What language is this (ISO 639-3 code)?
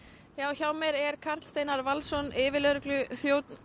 isl